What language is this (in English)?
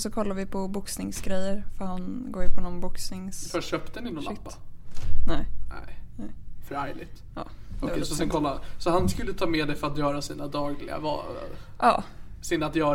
Swedish